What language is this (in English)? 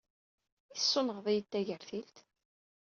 Kabyle